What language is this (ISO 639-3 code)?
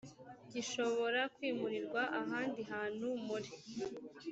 kin